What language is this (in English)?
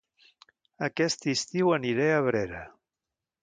Catalan